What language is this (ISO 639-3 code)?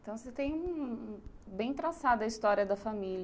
por